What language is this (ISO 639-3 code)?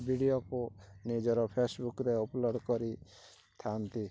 ori